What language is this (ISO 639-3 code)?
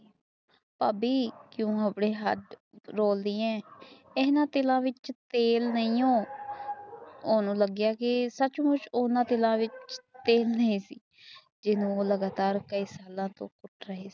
pan